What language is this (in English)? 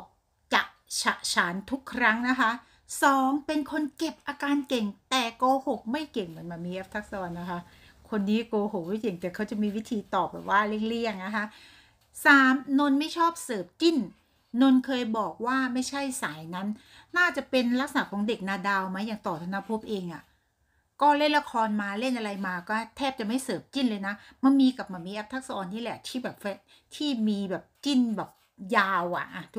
Thai